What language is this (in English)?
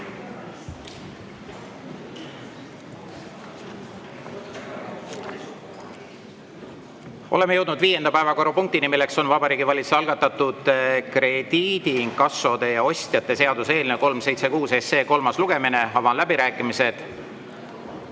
Estonian